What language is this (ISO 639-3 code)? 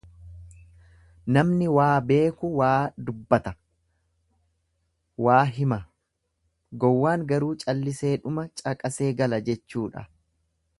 orm